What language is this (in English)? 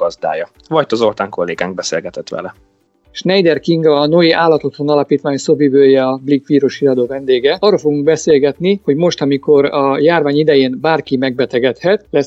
Hungarian